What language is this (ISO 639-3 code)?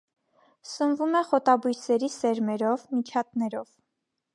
hye